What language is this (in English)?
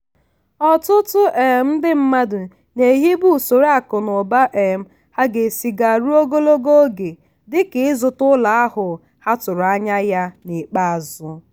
Igbo